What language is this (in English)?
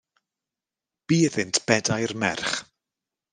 Welsh